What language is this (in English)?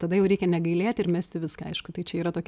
Lithuanian